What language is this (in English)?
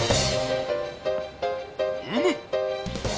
Japanese